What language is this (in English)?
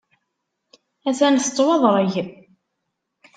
Kabyle